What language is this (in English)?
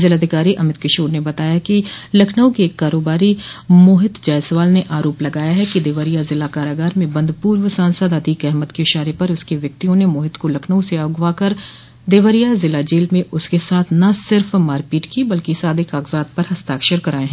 Hindi